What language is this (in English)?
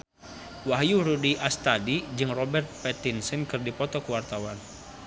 Sundanese